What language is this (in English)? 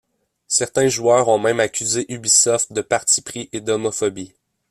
French